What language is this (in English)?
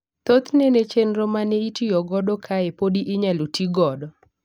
Luo (Kenya and Tanzania)